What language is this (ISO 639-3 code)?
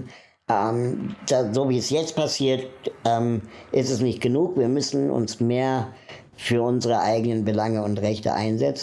deu